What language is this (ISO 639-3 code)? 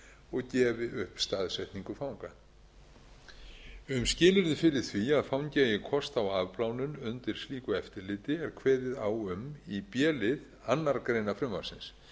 isl